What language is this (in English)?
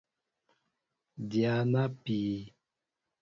Mbo (Cameroon)